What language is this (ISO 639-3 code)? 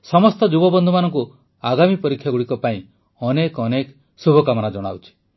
ori